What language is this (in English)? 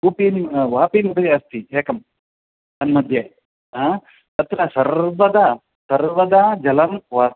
Sanskrit